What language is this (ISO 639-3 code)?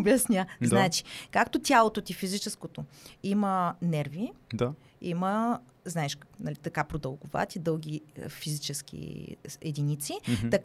bul